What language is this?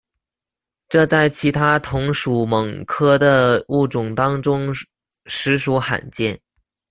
Chinese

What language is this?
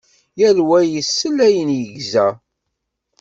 Kabyle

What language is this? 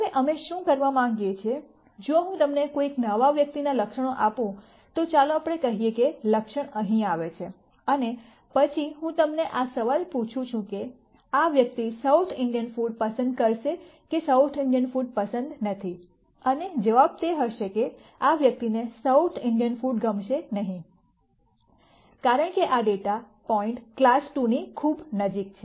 Gujarati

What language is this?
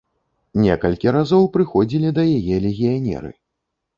Belarusian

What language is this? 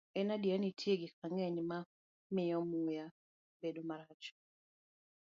Luo (Kenya and Tanzania)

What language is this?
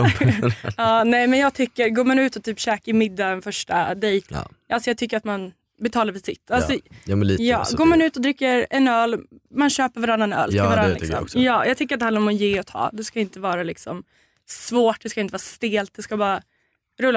Swedish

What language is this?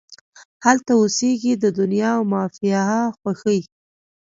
Pashto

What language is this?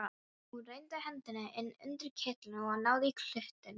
Icelandic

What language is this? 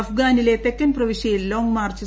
Malayalam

